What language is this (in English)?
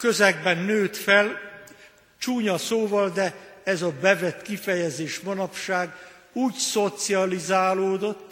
Hungarian